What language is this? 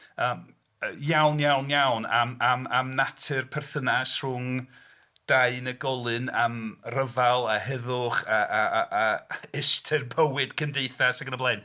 Welsh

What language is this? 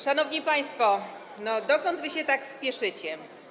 Polish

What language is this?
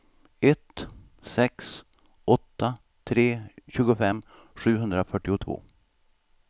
Swedish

